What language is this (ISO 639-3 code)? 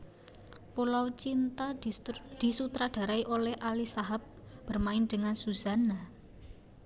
jav